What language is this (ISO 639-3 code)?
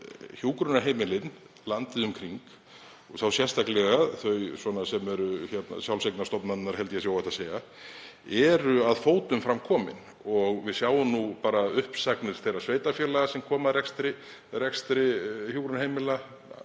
isl